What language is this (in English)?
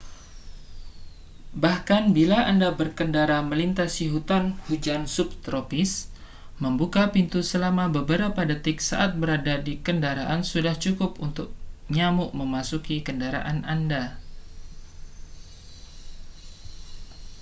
Indonesian